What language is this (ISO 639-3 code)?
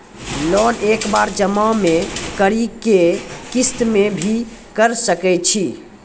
mai